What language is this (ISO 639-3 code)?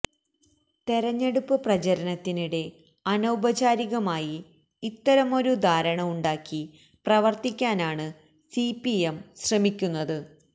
mal